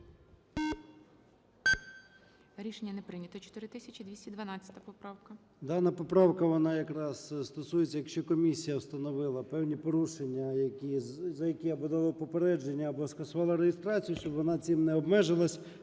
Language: Ukrainian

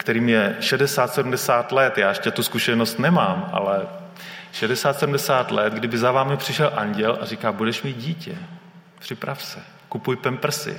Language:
Czech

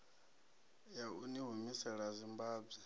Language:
Venda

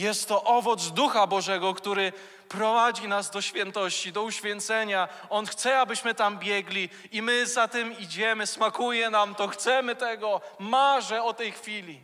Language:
Polish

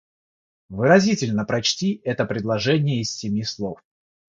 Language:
Russian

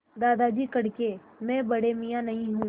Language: Hindi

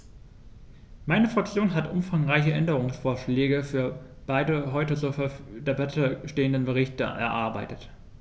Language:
German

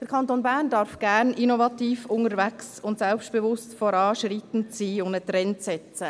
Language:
Swiss German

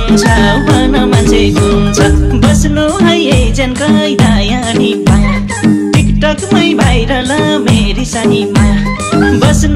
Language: Thai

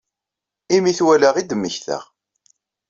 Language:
Kabyle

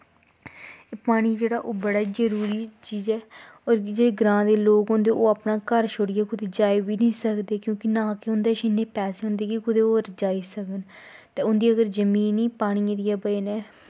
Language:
Dogri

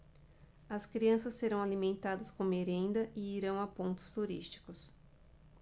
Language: Portuguese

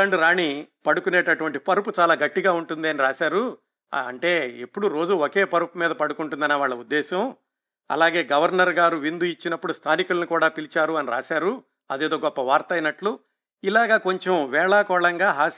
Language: Telugu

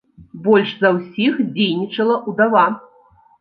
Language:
Belarusian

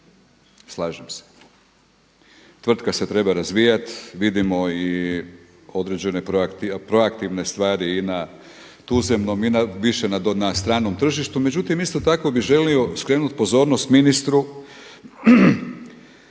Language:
Croatian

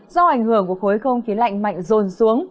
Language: Vietnamese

